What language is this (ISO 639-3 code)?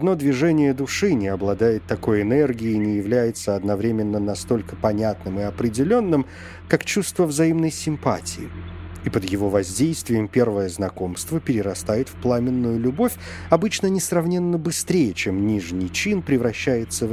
rus